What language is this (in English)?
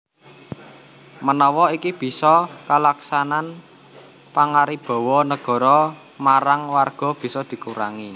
Javanese